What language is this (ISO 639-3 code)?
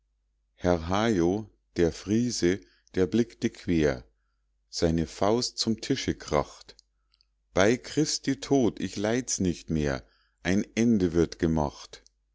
deu